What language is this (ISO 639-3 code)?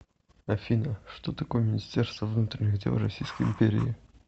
rus